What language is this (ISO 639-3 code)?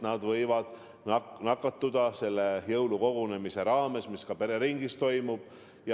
est